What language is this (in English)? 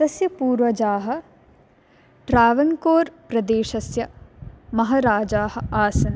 Sanskrit